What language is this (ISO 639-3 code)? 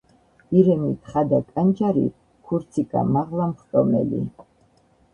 kat